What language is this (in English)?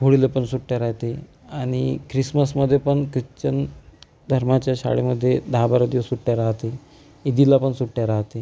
Marathi